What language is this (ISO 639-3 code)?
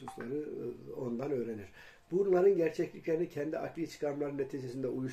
tur